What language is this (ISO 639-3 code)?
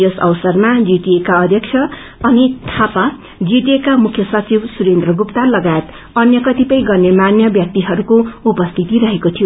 nep